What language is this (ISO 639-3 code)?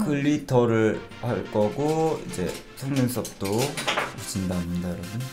kor